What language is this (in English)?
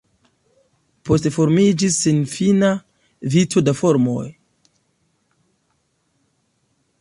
Esperanto